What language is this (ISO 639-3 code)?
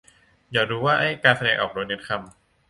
tha